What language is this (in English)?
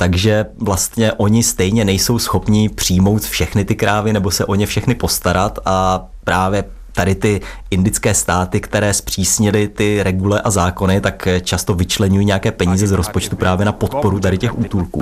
Czech